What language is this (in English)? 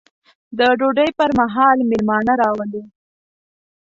Pashto